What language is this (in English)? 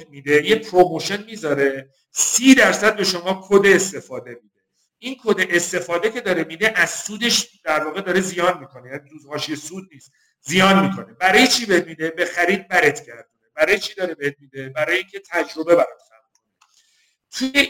Persian